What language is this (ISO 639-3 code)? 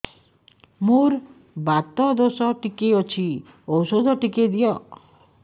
ori